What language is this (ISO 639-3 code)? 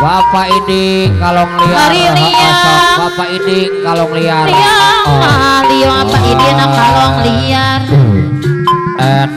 ind